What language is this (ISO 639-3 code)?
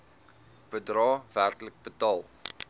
afr